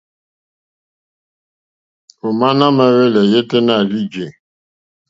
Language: Mokpwe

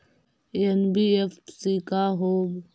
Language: Magahi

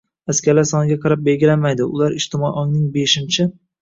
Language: Uzbek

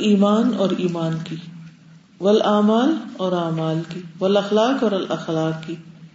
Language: Urdu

